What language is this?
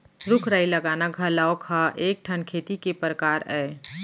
Chhattisgarhi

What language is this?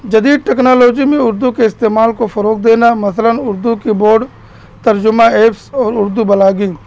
Urdu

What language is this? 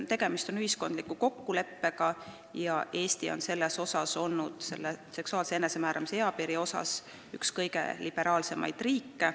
Estonian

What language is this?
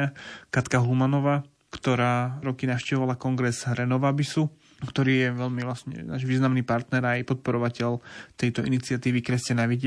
Slovak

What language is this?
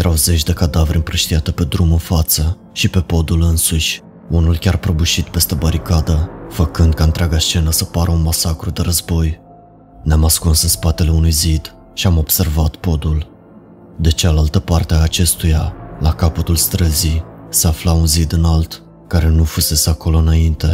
Romanian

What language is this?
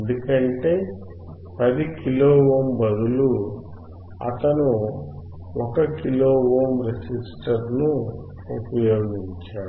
Telugu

